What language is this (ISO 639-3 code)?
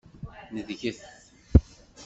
kab